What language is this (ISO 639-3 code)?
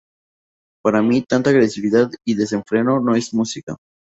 spa